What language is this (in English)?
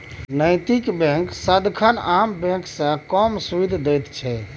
Maithili